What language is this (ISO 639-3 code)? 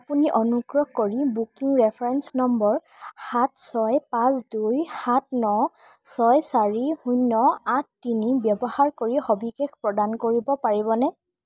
asm